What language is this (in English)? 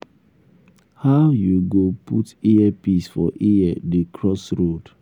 Nigerian Pidgin